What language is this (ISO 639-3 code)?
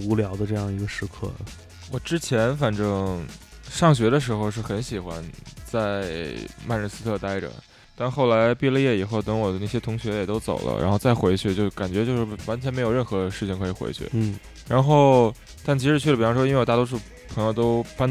zho